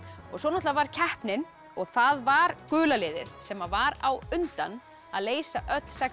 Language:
Icelandic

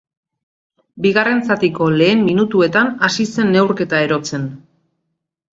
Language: Basque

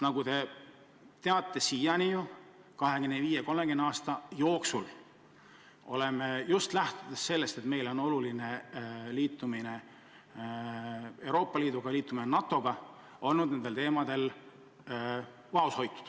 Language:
Estonian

